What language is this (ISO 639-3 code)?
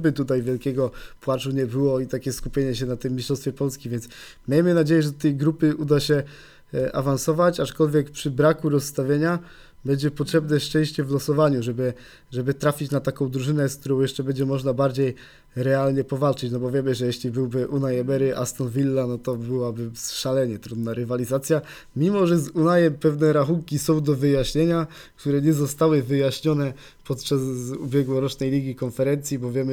pol